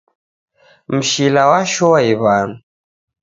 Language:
Taita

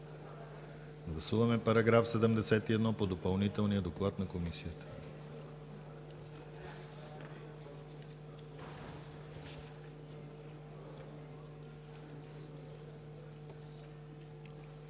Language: Bulgarian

